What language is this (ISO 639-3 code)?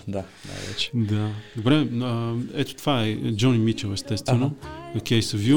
bul